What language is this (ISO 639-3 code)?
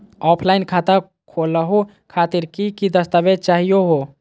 mag